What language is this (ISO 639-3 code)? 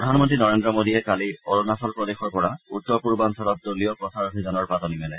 asm